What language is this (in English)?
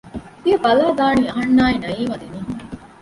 Divehi